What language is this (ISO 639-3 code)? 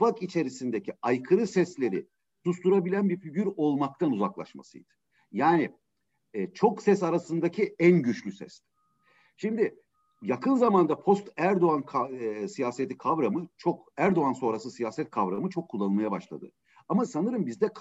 tur